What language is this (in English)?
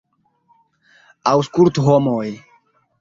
Esperanto